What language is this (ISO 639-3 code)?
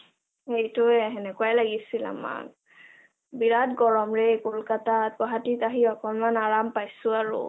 asm